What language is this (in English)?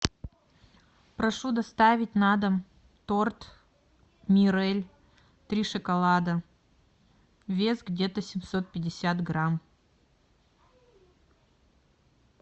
Russian